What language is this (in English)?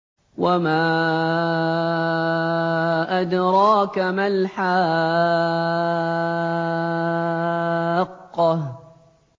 Arabic